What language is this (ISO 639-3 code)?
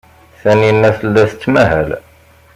kab